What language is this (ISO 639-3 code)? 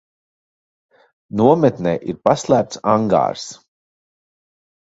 lav